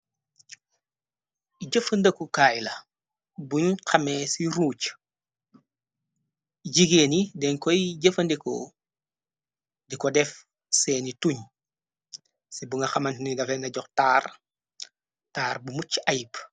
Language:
Wolof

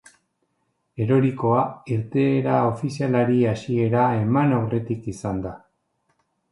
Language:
Basque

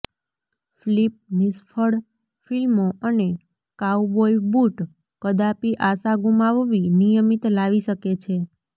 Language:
Gujarati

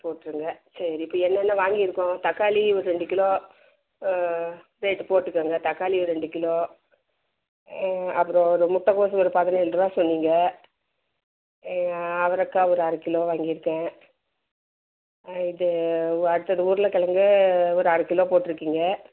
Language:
Tamil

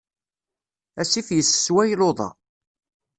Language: Kabyle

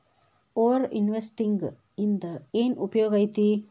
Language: Kannada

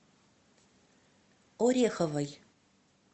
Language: Russian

